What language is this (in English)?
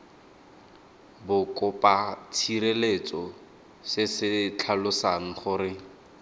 Tswana